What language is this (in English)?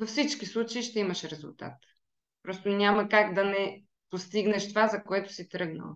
Bulgarian